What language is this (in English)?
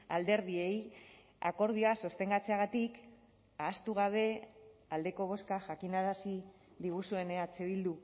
Basque